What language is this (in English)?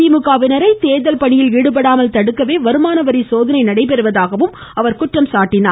Tamil